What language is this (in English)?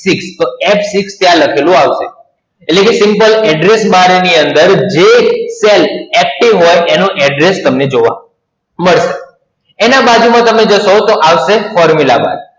Gujarati